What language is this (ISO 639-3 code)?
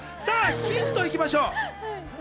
jpn